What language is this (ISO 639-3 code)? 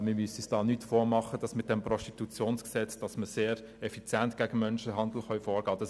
gsw